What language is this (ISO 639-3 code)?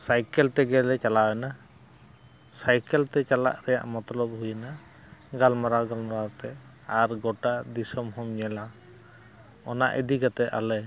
sat